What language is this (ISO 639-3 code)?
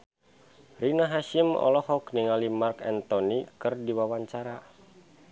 sun